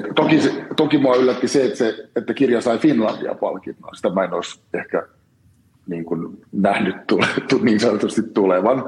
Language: Finnish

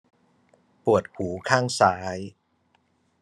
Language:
Thai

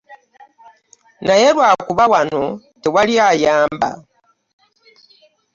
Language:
Ganda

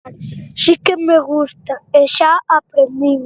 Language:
Galician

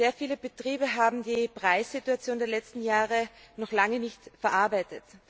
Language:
German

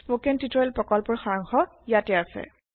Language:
Assamese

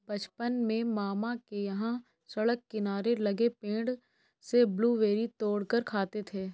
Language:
Hindi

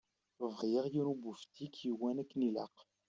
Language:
Kabyle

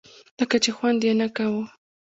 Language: Pashto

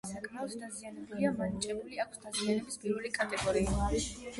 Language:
Georgian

